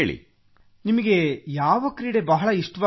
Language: Kannada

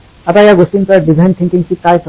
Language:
Marathi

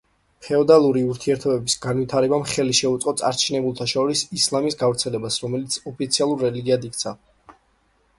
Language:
Georgian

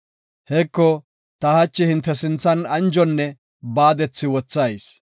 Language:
Gofa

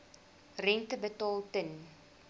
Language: Afrikaans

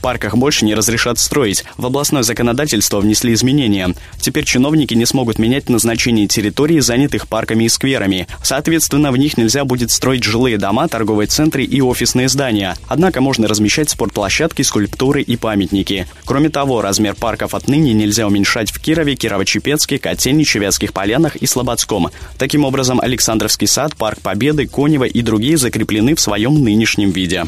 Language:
Russian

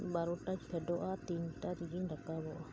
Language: Santali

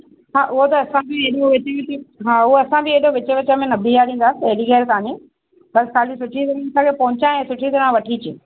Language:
Sindhi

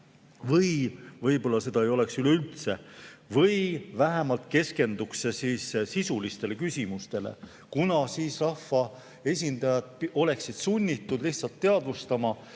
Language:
Estonian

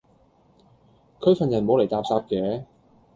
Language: Cantonese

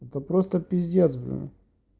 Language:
Russian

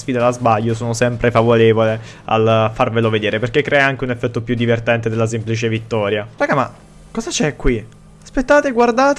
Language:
Italian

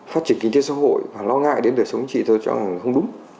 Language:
Vietnamese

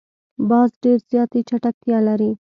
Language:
Pashto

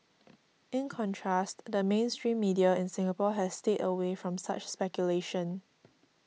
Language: English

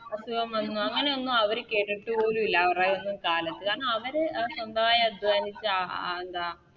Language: Malayalam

